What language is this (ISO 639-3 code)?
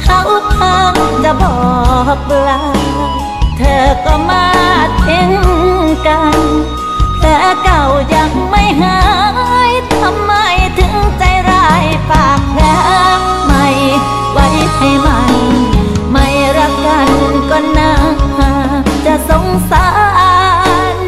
tha